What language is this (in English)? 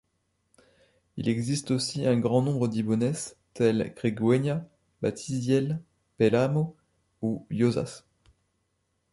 French